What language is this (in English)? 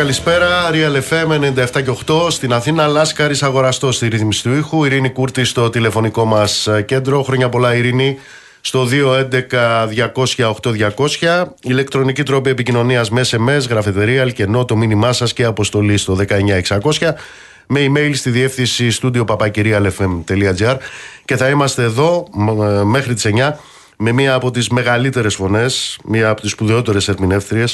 Greek